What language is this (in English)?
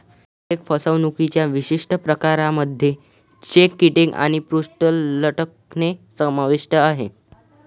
Marathi